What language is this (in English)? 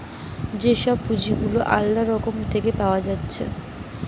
Bangla